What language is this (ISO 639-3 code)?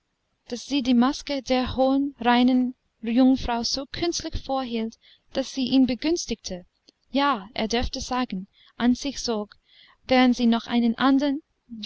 deu